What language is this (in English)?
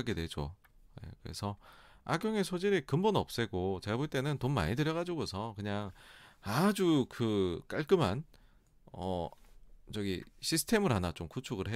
Korean